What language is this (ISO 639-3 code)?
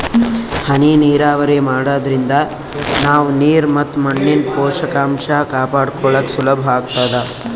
kan